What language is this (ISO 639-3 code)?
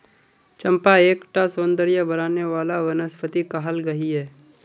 mag